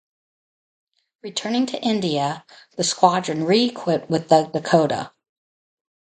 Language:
English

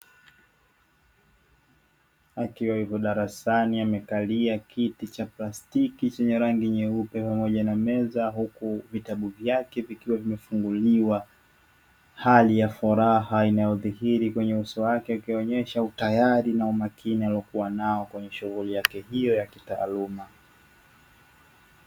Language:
Swahili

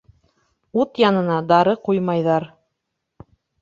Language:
Bashkir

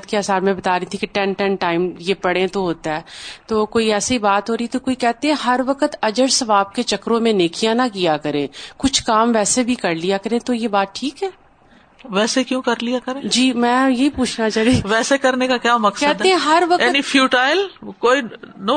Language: Urdu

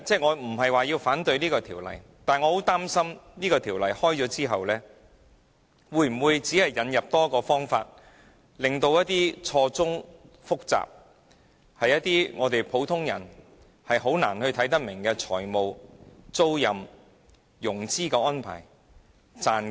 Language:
Cantonese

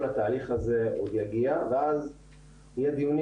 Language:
Hebrew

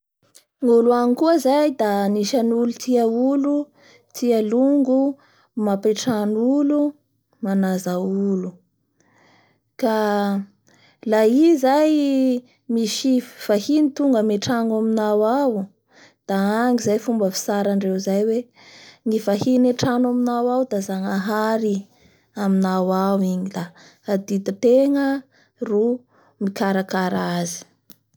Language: Bara Malagasy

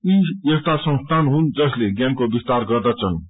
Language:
Nepali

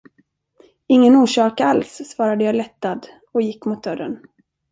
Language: Swedish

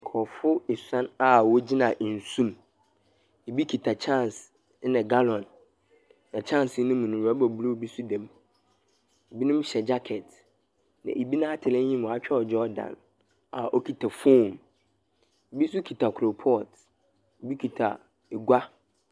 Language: Akan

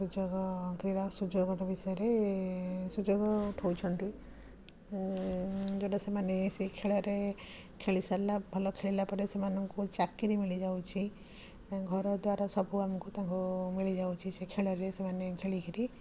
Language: Odia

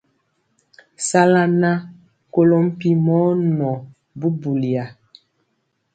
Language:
Mpiemo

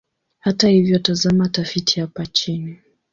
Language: Swahili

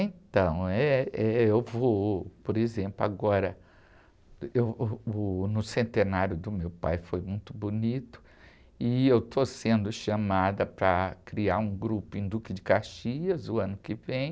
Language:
Portuguese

